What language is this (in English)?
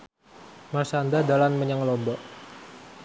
Javanese